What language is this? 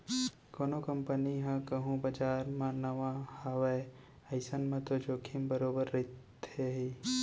Chhattisgarhi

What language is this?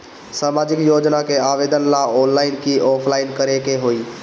Bhojpuri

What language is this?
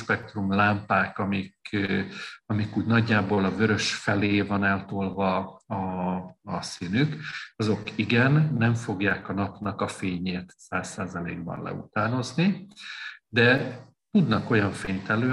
Hungarian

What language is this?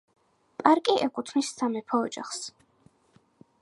Georgian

